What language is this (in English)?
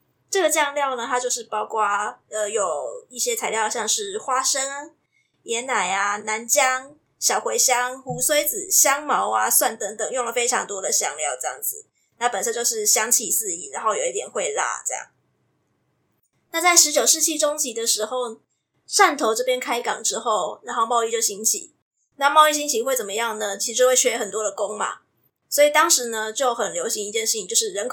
Chinese